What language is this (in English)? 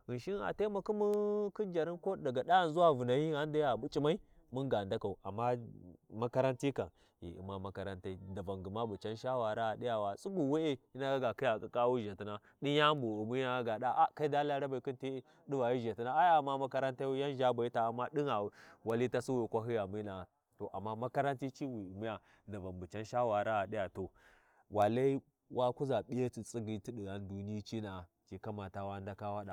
Warji